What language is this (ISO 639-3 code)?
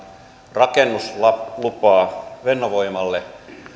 fin